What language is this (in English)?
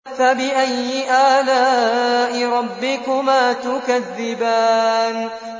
Arabic